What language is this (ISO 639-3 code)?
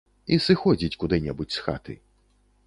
bel